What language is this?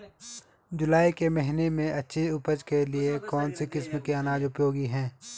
Hindi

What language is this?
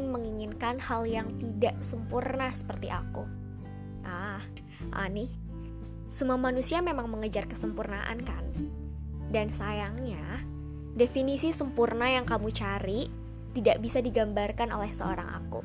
Indonesian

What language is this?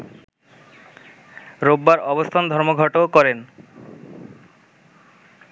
Bangla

